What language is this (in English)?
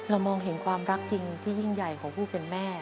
Thai